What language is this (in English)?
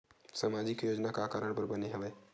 Chhattisgarhi